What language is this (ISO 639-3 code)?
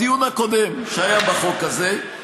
heb